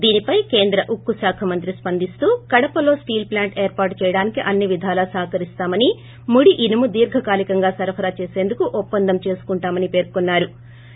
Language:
Telugu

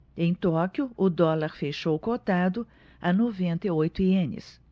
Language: Portuguese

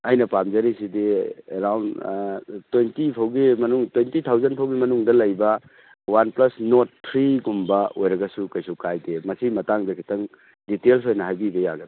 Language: Manipuri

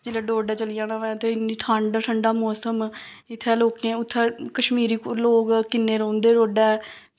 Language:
Dogri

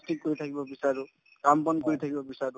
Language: Assamese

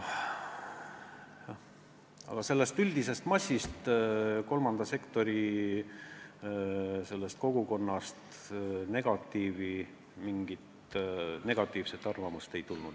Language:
Estonian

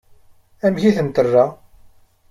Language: Kabyle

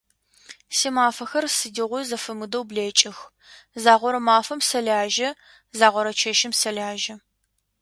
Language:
Adyghe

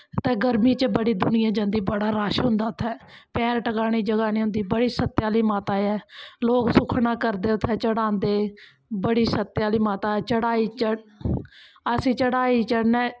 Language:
Dogri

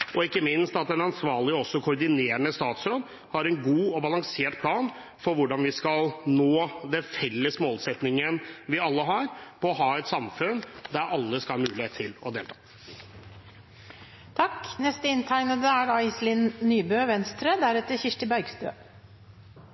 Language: Norwegian Bokmål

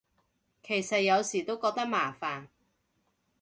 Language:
Cantonese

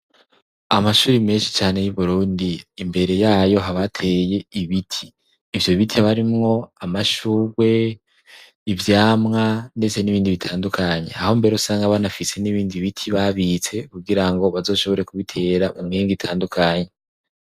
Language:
Rundi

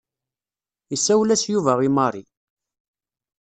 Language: Kabyle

